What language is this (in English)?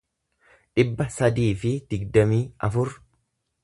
Oromo